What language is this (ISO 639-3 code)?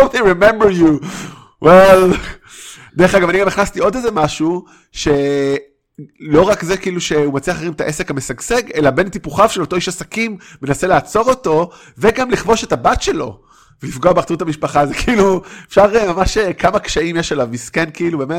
heb